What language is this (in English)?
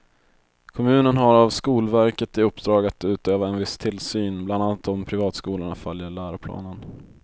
Swedish